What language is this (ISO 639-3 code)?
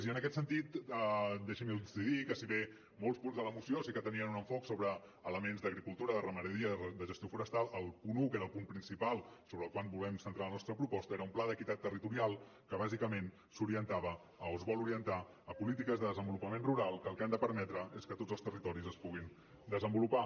cat